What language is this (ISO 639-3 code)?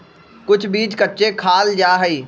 mag